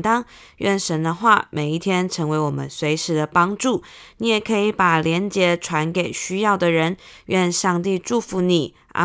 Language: Chinese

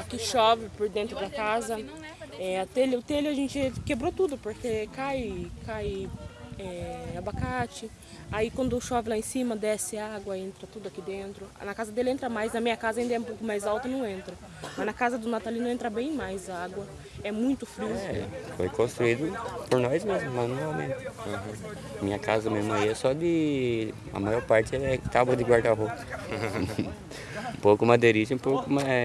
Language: Portuguese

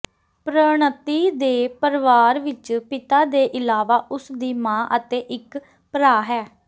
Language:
Punjabi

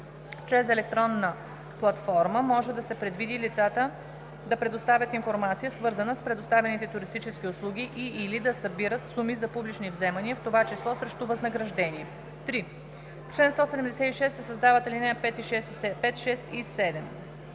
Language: Bulgarian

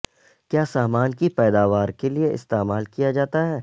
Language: Urdu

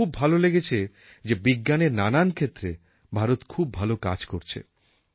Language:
Bangla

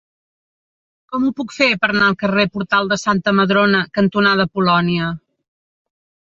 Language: Catalan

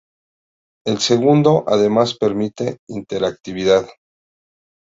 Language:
Spanish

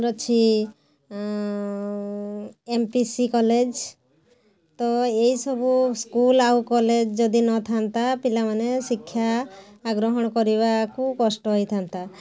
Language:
Odia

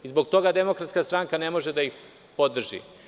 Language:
Serbian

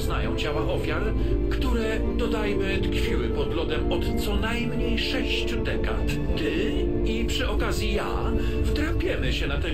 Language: Polish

